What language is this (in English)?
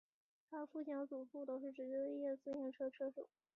Chinese